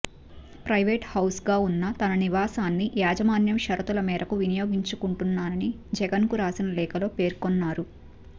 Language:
Telugu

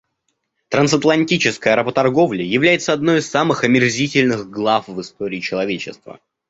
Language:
Russian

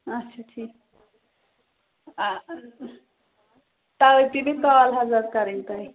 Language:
Kashmiri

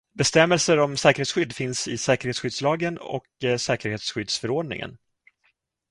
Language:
Swedish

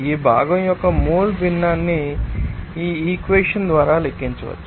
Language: Telugu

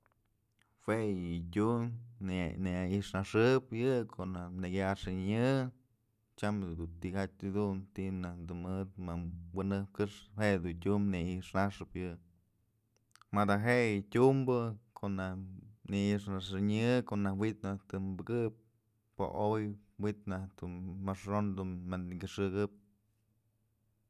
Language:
Mazatlán Mixe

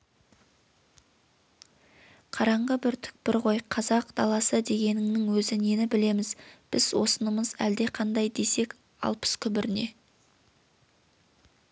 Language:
Kazakh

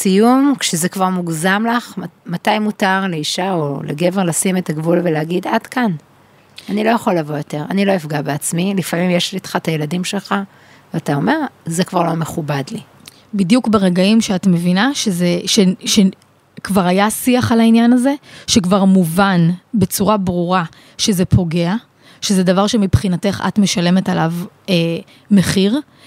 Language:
Hebrew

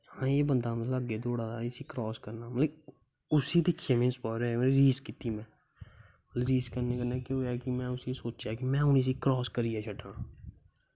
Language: Dogri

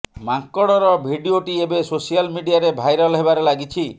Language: Odia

